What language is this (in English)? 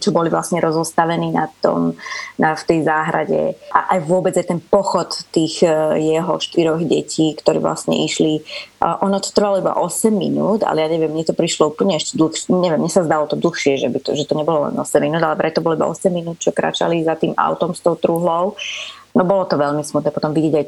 Slovak